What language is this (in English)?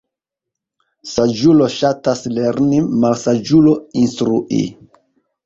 Esperanto